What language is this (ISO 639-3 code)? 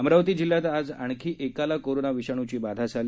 mar